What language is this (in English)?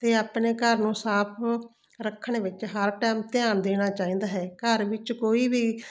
Punjabi